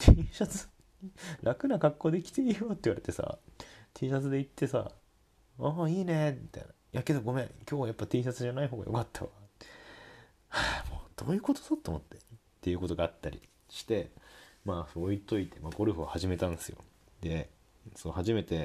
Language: Japanese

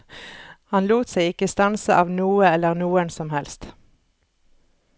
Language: Norwegian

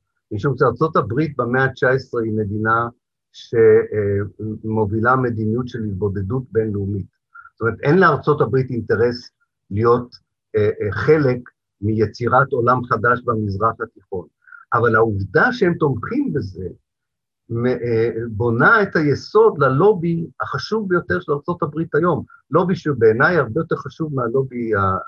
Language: Hebrew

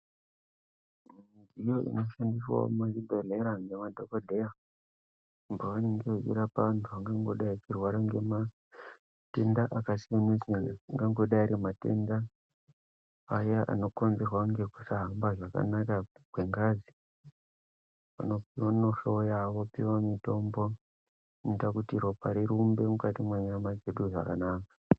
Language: Ndau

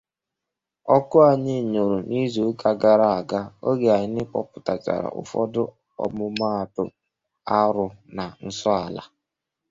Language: Igbo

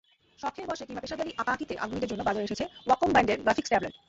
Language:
Bangla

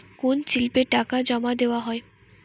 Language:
Bangla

